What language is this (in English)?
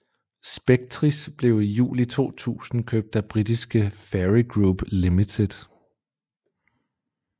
Danish